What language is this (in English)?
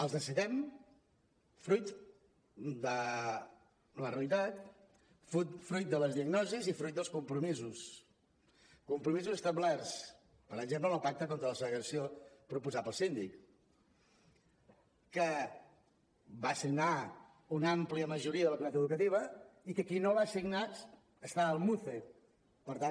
Catalan